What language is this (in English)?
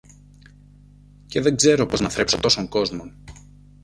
Greek